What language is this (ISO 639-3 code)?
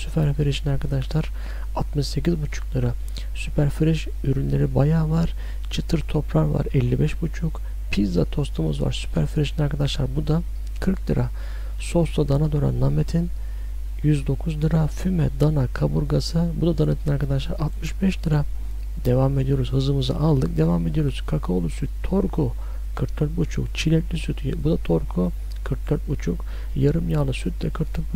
tur